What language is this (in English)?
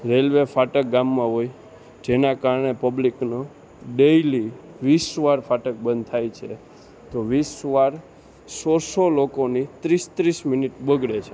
Gujarati